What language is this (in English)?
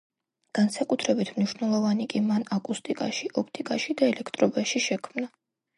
Georgian